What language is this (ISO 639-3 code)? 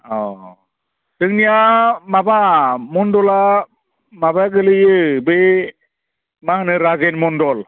brx